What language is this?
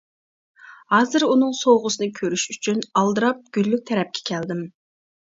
Uyghur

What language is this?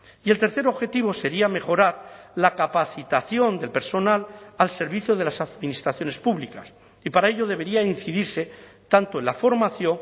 Spanish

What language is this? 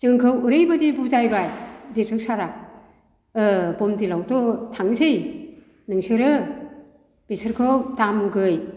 Bodo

